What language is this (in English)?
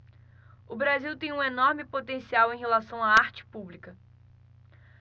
Portuguese